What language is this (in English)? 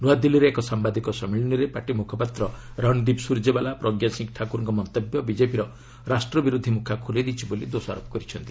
Odia